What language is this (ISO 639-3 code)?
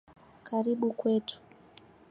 swa